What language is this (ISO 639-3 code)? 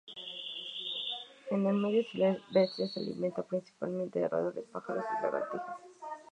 spa